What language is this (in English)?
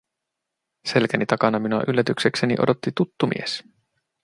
Finnish